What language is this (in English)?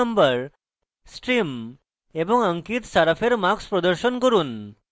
Bangla